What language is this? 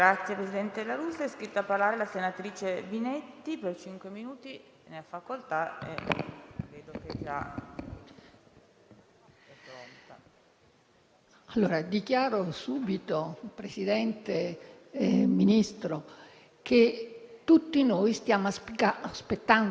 Italian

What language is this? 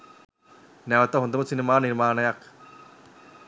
Sinhala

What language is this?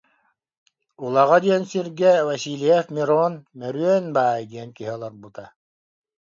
Yakut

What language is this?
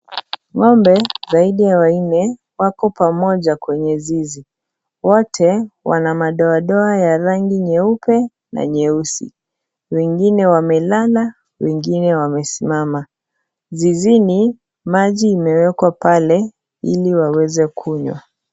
Swahili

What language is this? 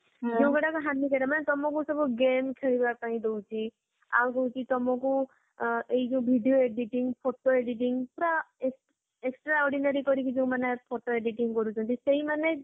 Odia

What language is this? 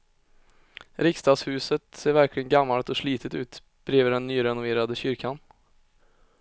Swedish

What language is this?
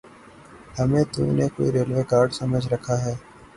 Urdu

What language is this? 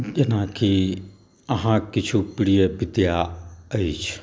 Maithili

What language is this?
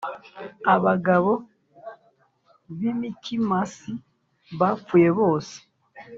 Kinyarwanda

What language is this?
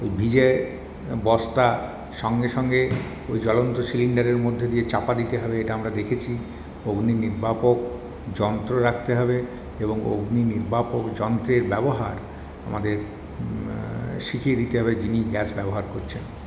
Bangla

